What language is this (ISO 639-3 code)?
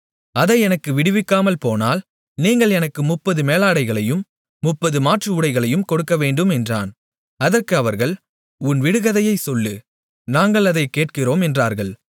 tam